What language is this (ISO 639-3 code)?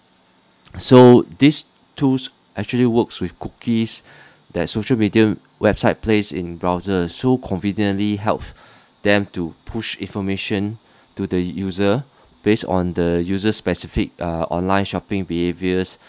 eng